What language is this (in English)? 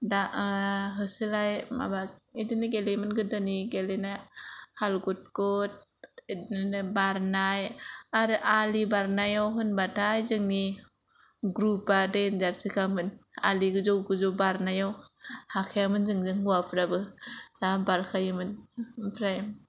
Bodo